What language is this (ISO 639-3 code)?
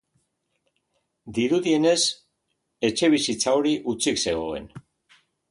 eus